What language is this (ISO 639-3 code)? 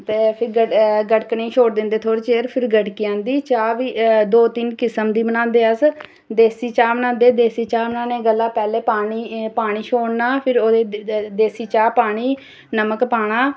doi